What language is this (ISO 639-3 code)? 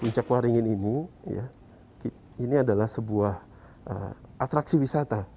ind